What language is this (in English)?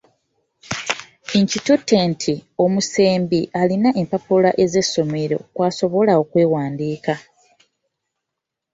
Ganda